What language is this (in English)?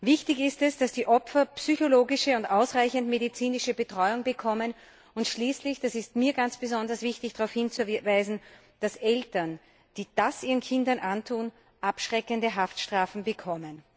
German